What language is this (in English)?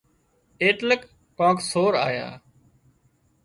Wadiyara Koli